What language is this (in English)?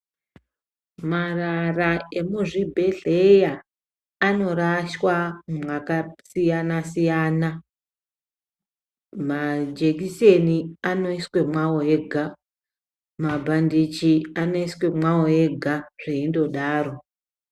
Ndau